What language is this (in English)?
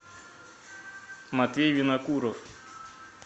Russian